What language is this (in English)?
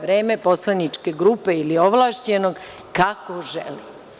Serbian